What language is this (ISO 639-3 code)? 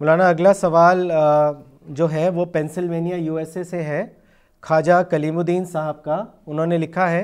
urd